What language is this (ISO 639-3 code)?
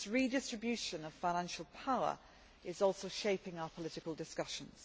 eng